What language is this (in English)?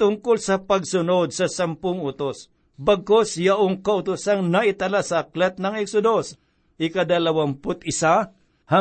Filipino